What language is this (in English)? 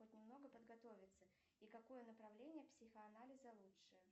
Russian